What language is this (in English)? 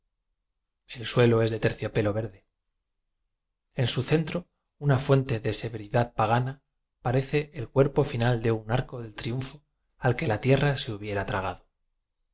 Spanish